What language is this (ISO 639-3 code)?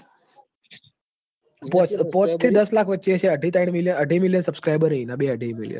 guj